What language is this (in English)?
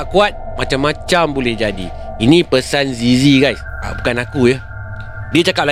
Malay